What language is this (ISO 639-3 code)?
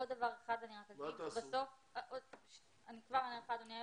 heb